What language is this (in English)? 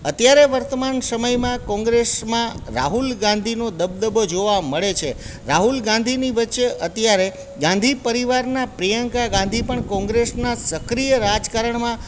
Gujarati